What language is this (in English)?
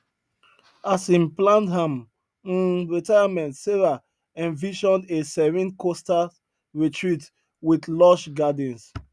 Nigerian Pidgin